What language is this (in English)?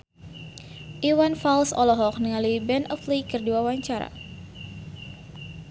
Sundanese